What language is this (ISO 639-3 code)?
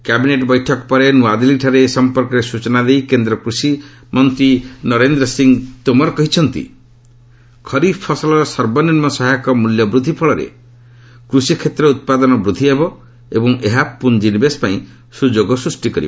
ori